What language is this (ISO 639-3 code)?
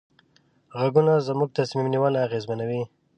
pus